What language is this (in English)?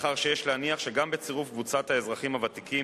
Hebrew